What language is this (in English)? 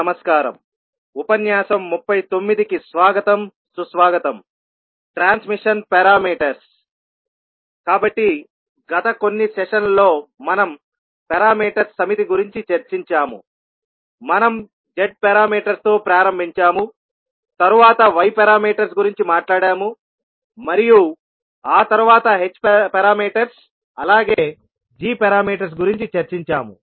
Telugu